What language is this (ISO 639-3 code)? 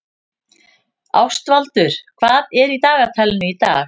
isl